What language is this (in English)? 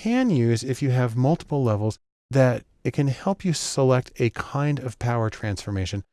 English